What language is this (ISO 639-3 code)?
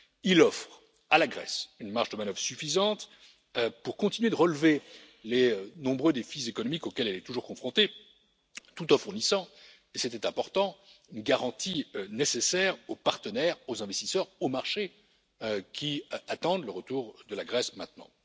fra